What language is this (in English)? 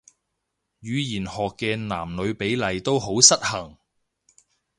Cantonese